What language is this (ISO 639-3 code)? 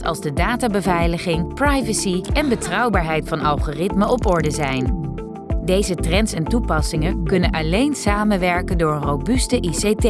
nld